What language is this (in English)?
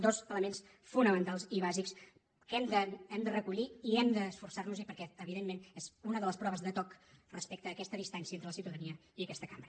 Catalan